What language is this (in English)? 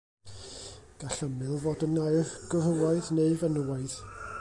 Welsh